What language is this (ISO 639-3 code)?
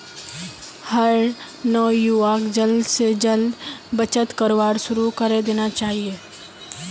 mag